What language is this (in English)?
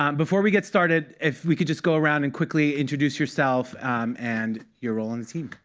English